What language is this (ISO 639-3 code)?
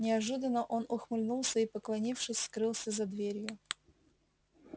rus